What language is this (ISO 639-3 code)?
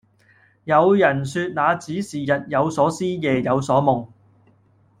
yue